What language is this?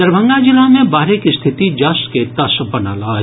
Maithili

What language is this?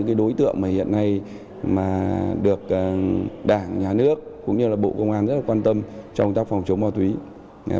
Vietnamese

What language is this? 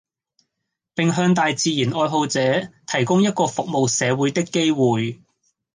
Cantonese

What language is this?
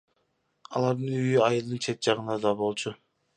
Kyrgyz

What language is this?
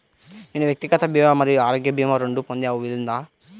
Telugu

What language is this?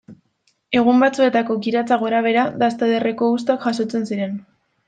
Basque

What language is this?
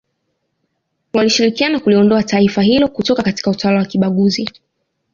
Swahili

